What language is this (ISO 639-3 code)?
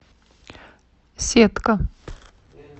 rus